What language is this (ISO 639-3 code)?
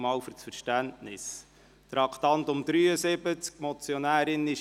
gsw